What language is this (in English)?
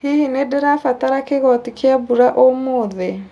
Kikuyu